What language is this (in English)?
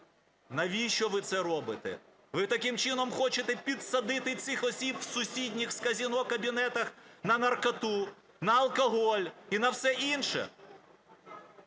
Ukrainian